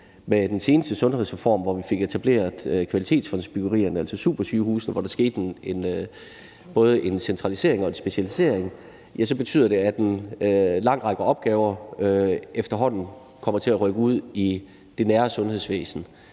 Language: Danish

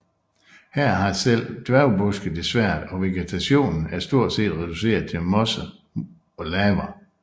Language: Danish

